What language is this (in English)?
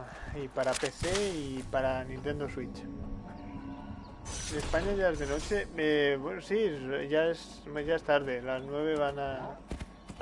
Spanish